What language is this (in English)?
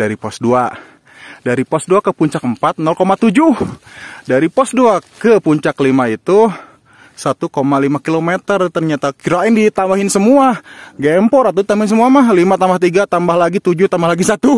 Indonesian